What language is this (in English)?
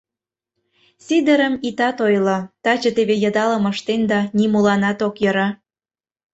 Mari